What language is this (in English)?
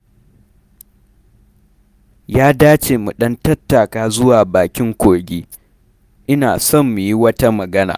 Hausa